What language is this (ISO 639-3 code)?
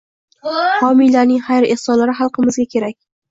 uzb